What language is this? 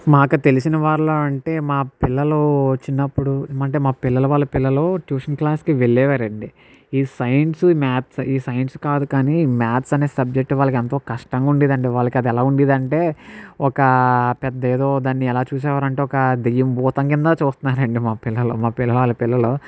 Telugu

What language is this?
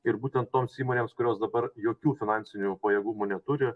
Lithuanian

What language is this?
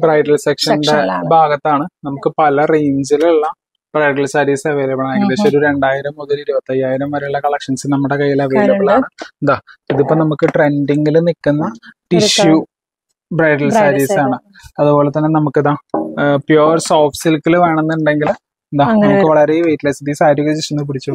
Malayalam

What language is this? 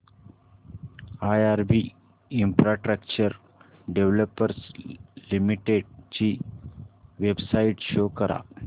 Marathi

